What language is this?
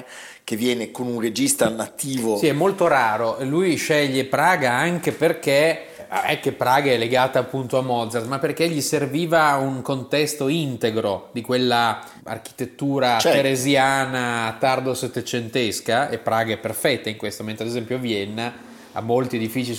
Italian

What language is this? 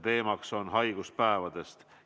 Estonian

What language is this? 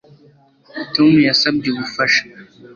Kinyarwanda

